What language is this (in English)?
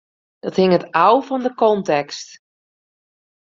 Western Frisian